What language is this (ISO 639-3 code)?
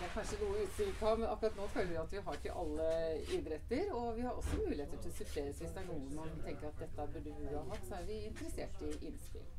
nor